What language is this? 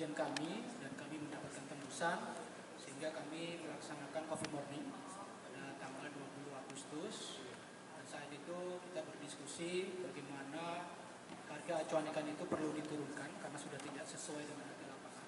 Indonesian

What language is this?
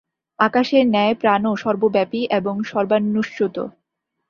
Bangla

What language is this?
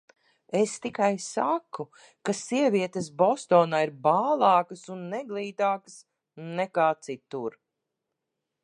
Latvian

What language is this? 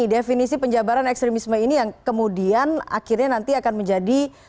Indonesian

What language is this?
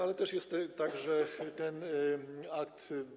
Polish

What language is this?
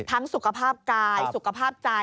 Thai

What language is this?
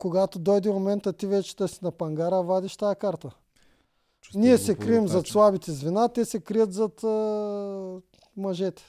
Bulgarian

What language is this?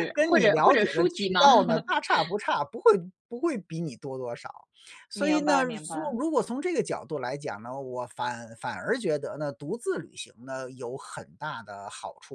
Chinese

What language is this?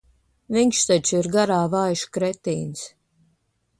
Latvian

